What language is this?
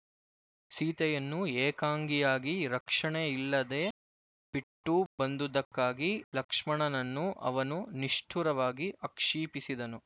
Kannada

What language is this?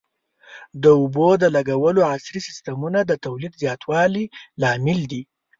Pashto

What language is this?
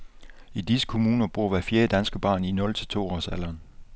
Danish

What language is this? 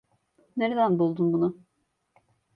Turkish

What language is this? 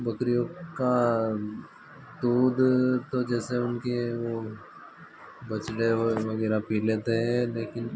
Hindi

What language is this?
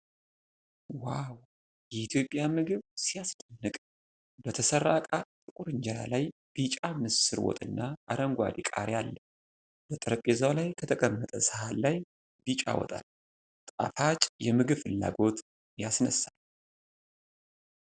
Amharic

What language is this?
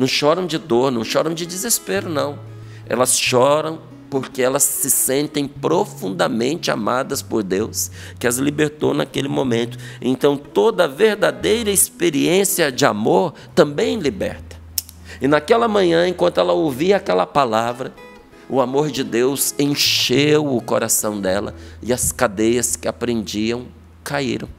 Portuguese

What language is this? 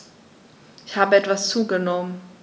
German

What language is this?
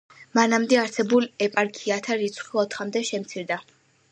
Georgian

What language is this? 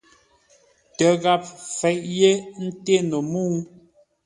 Ngombale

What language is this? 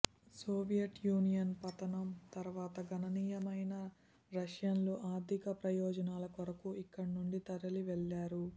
Telugu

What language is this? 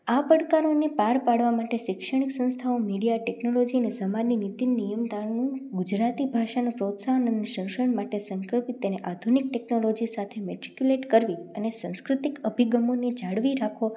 Gujarati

